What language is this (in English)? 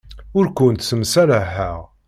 Kabyle